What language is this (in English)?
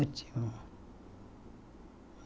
Portuguese